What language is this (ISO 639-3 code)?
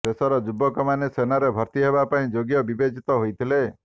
ori